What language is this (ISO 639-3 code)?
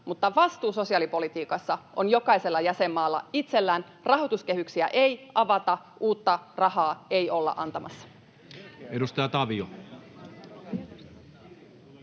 fin